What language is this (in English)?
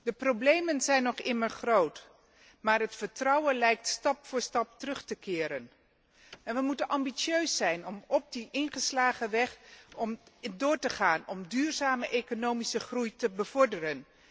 Dutch